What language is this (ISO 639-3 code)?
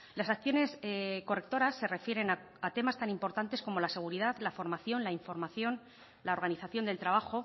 spa